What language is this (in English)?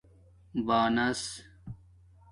Domaaki